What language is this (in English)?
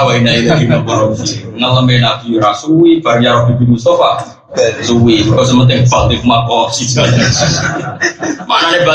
Indonesian